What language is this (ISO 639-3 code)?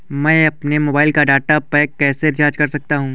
hin